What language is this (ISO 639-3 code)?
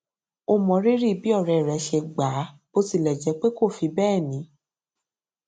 yor